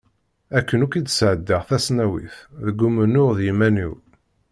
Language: Kabyle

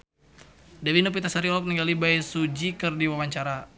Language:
Sundanese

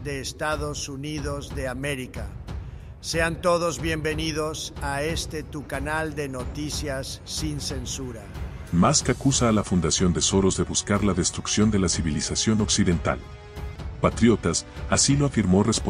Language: Spanish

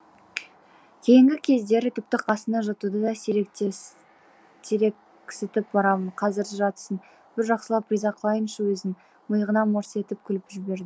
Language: Kazakh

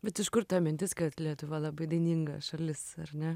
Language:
Lithuanian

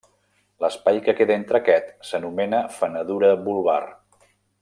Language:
Catalan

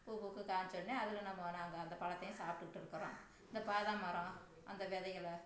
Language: Tamil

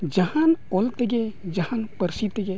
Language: Santali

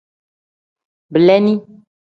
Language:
Tem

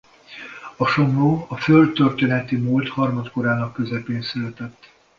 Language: Hungarian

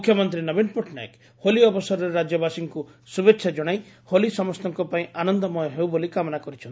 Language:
Odia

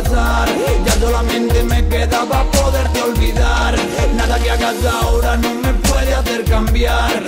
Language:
Italian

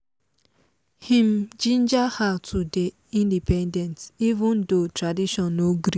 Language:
Nigerian Pidgin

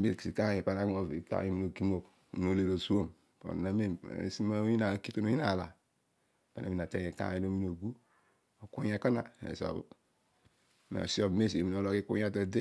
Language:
Odual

